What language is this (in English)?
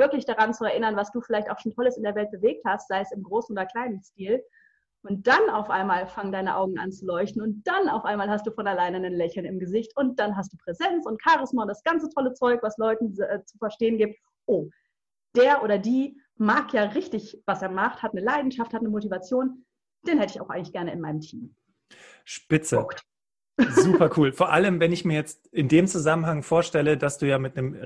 German